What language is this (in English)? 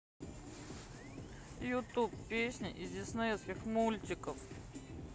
Russian